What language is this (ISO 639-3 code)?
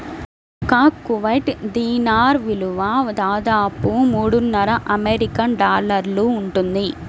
tel